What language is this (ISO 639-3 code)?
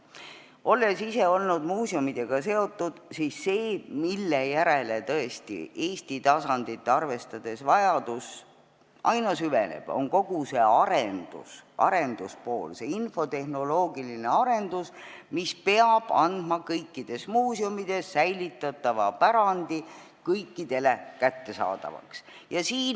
est